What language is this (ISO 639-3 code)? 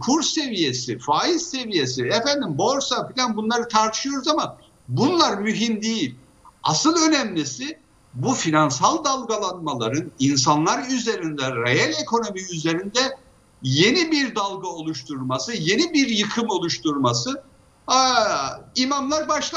tur